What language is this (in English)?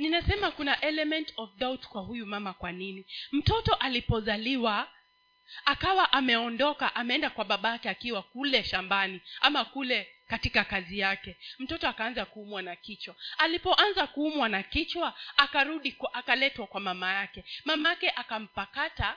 Swahili